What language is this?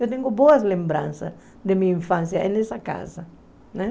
Portuguese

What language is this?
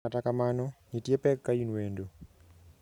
Luo (Kenya and Tanzania)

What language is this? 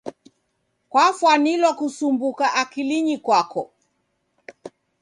Taita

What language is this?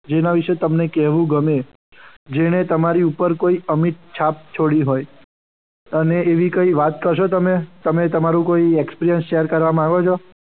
Gujarati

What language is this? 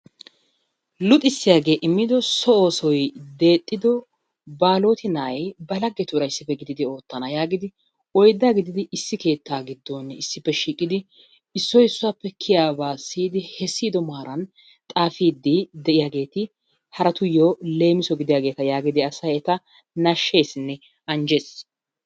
Wolaytta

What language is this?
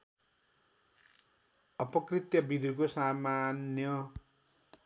Nepali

